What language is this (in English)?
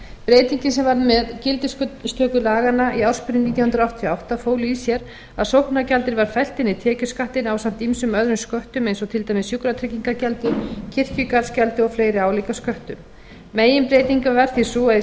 Icelandic